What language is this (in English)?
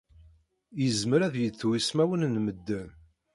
Kabyle